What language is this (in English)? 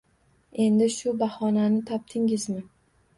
Uzbek